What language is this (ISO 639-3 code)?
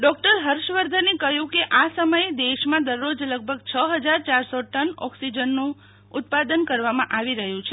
guj